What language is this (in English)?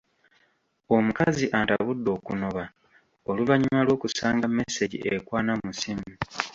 Ganda